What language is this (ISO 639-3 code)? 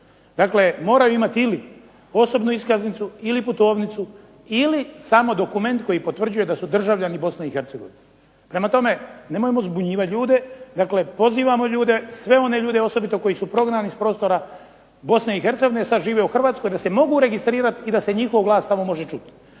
hrv